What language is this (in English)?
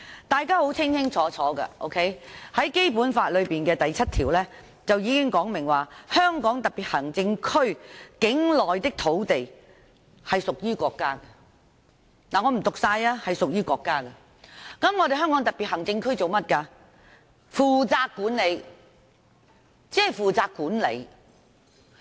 Cantonese